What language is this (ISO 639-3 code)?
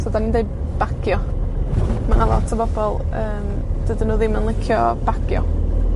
cym